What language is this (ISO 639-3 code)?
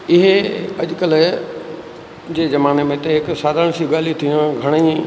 snd